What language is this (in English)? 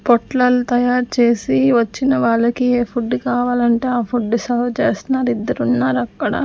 Telugu